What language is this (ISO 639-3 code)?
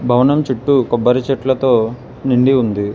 tel